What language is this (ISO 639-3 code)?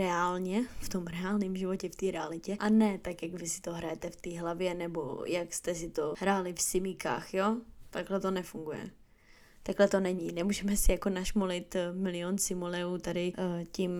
ces